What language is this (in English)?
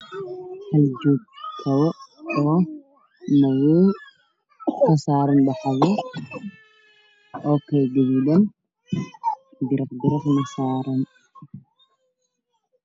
Somali